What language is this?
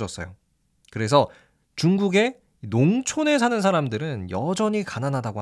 Korean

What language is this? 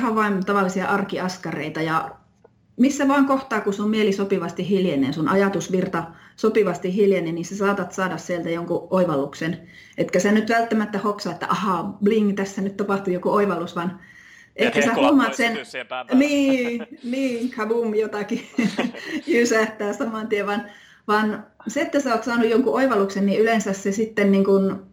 Finnish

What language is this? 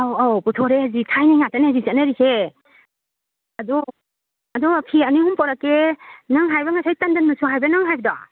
Manipuri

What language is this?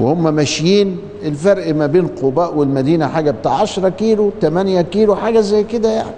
Arabic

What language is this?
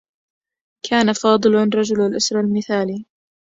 Arabic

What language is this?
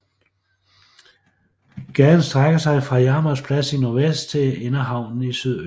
Danish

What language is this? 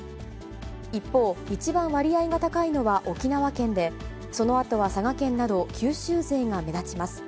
Japanese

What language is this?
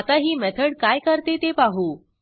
Marathi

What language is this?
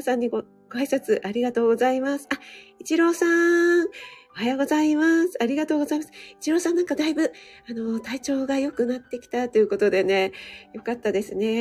Japanese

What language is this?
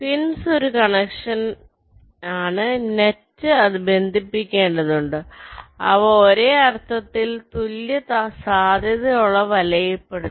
Malayalam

